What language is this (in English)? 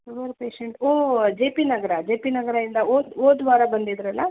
Kannada